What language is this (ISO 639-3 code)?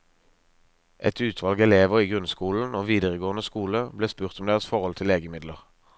nor